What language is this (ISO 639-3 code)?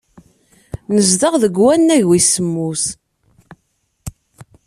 kab